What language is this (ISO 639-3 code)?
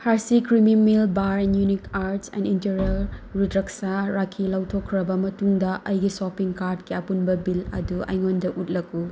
mni